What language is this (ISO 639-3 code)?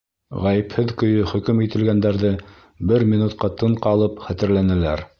bak